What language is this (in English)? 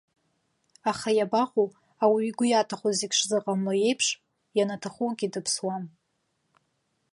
Abkhazian